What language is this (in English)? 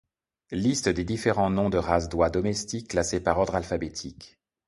French